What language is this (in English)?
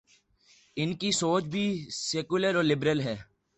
Urdu